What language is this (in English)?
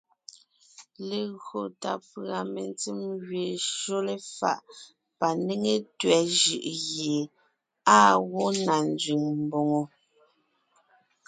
Ngiemboon